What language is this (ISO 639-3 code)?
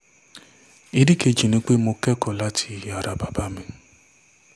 yor